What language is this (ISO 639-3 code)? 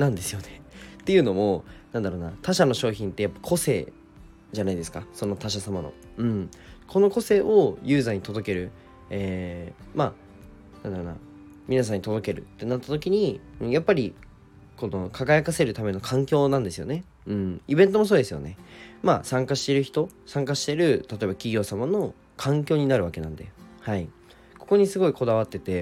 jpn